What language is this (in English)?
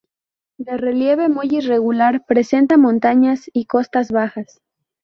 Spanish